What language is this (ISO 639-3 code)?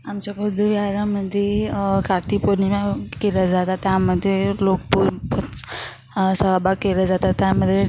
mar